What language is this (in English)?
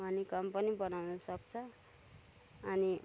Nepali